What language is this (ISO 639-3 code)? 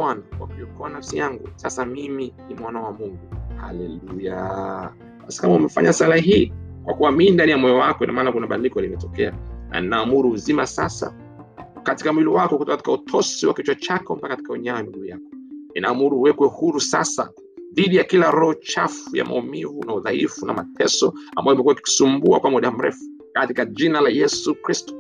swa